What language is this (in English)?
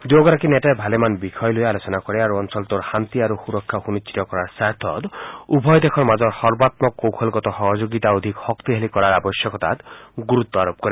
Assamese